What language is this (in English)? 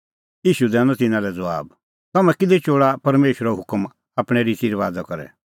Kullu Pahari